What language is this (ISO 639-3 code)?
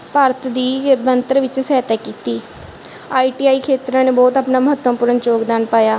pan